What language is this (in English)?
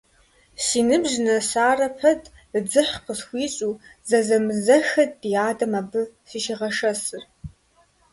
Kabardian